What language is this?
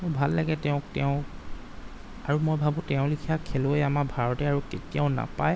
Assamese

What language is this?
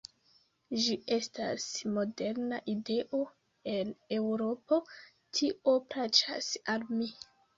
Esperanto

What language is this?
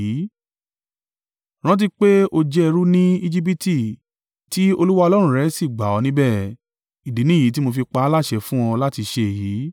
Yoruba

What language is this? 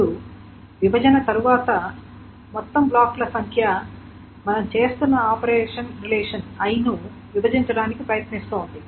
Telugu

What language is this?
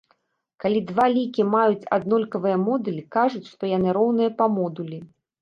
Belarusian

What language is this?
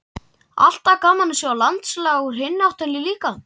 Icelandic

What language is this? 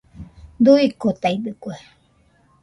Nüpode Huitoto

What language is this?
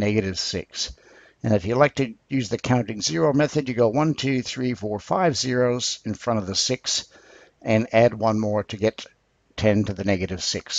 English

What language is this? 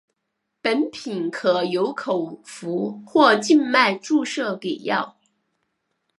Chinese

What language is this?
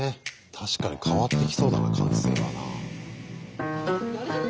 Japanese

